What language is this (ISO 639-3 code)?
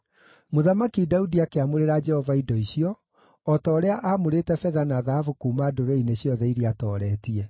kik